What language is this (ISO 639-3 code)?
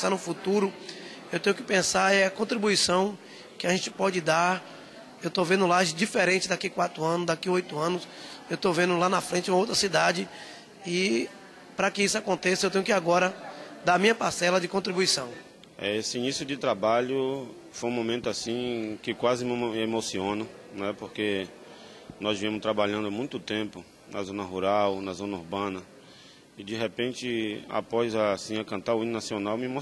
por